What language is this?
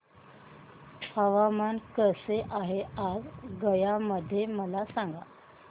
Marathi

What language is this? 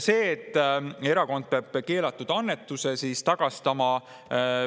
Estonian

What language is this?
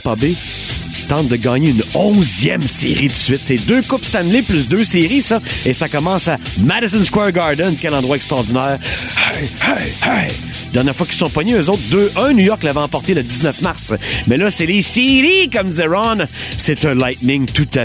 French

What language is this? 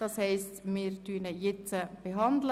Swiss German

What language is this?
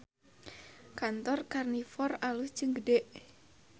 Sundanese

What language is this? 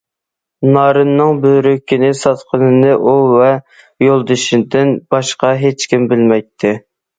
Uyghur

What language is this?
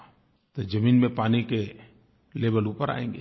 Hindi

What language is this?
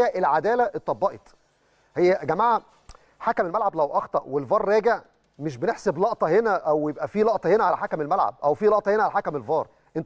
Arabic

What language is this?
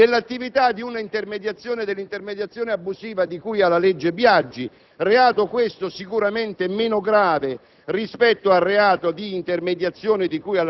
Italian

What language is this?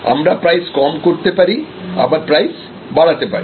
Bangla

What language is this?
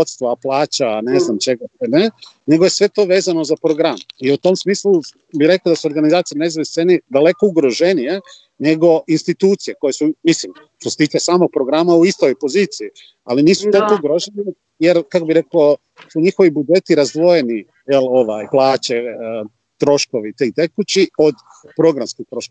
Croatian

